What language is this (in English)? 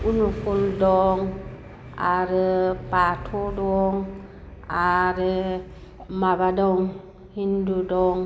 Bodo